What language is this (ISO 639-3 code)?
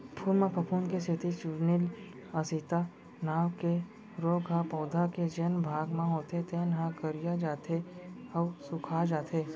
hne